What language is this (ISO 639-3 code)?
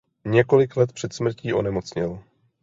ces